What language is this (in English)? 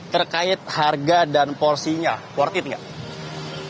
Indonesian